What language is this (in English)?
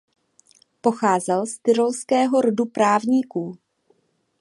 Czech